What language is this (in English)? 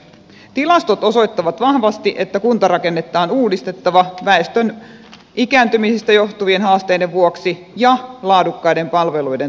Finnish